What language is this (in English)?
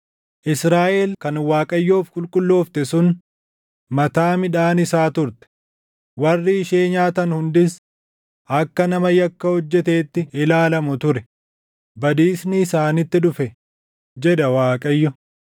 Oromo